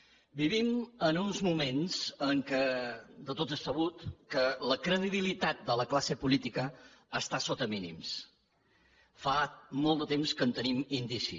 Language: Catalan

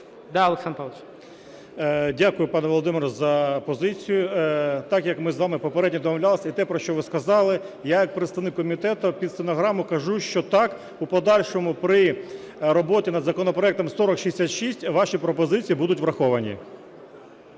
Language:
Ukrainian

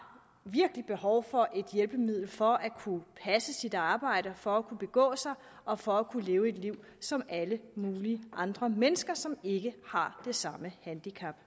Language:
Danish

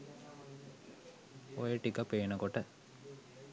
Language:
Sinhala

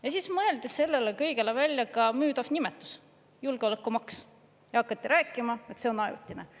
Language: Estonian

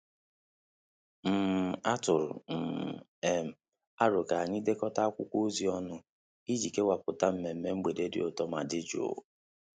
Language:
Igbo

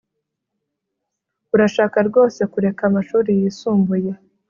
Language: Kinyarwanda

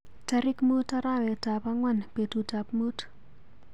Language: Kalenjin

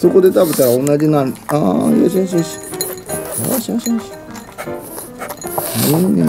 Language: Japanese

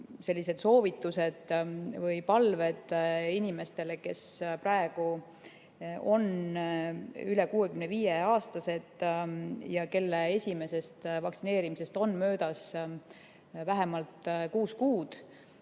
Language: Estonian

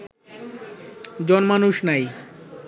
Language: Bangla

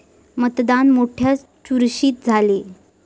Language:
Marathi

